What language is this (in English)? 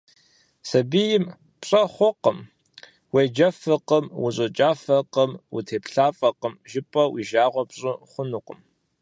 Kabardian